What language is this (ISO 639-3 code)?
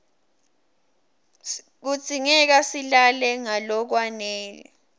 ssw